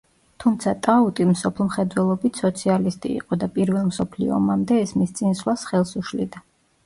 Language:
Georgian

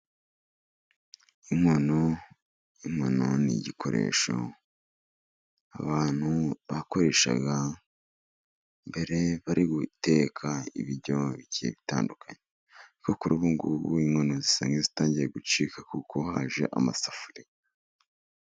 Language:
Kinyarwanda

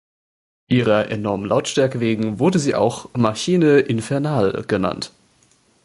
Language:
German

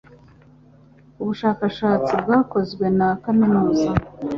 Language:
Kinyarwanda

